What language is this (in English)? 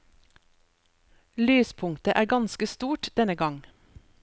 Norwegian